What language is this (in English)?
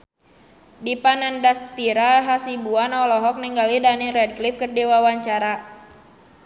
Sundanese